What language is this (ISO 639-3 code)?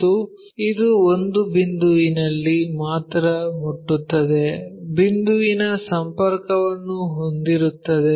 kan